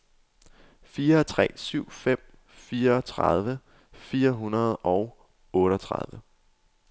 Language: Danish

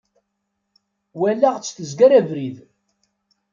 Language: Kabyle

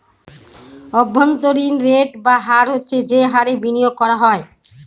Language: Bangla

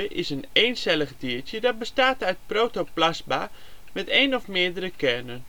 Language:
Dutch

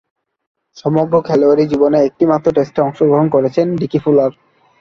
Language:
Bangla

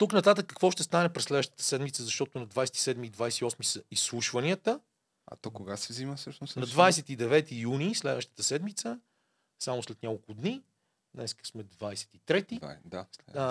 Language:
Bulgarian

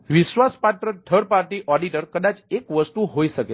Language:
Gujarati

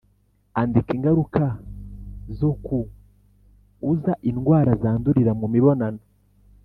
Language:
Kinyarwanda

